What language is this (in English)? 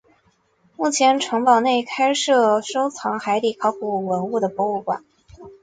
Chinese